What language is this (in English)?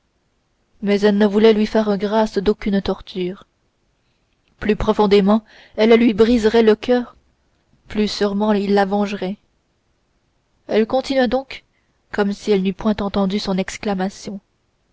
French